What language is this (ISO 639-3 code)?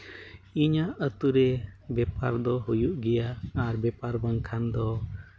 sat